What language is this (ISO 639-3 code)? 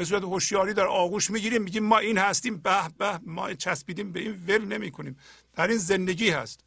fas